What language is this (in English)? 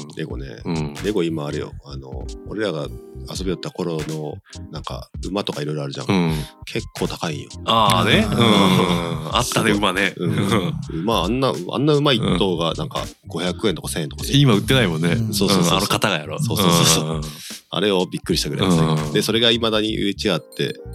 Japanese